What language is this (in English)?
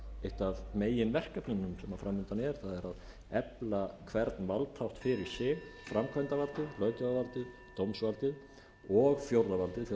Icelandic